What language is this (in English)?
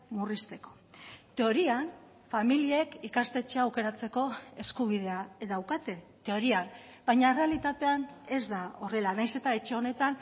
Basque